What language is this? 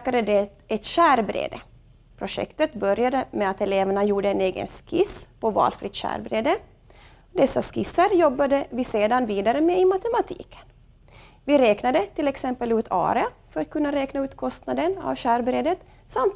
Swedish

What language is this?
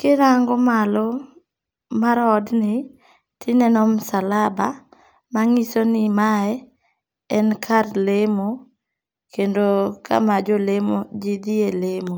Luo (Kenya and Tanzania)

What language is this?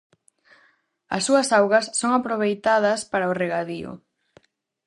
Galician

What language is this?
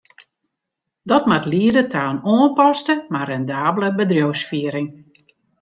Western Frisian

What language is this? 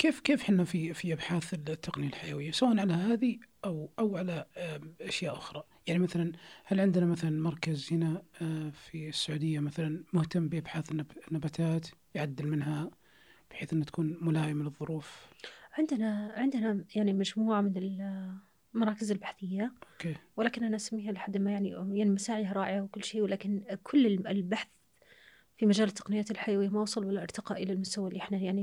Arabic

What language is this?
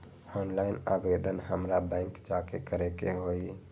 Magahi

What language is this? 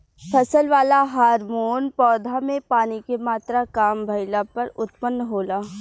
Bhojpuri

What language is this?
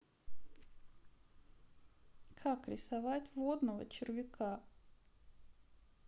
Russian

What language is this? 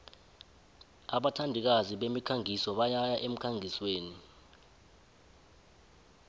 South Ndebele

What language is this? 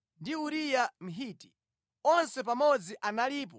Nyanja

